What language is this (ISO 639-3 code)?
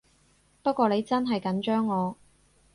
yue